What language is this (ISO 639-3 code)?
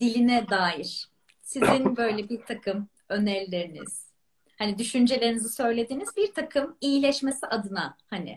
tur